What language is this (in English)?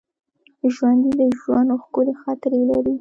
Pashto